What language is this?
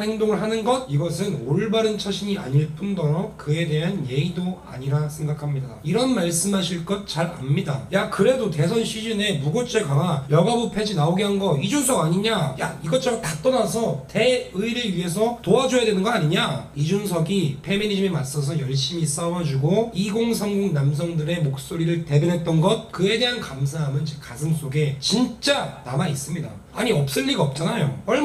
Korean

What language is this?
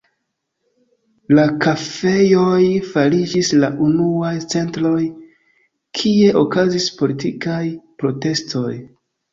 Esperanto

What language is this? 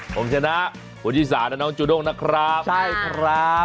Thai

